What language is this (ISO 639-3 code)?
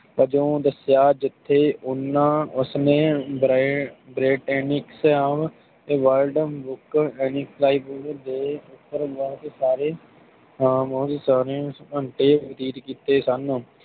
pan